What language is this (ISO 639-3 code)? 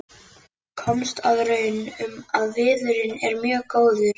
isl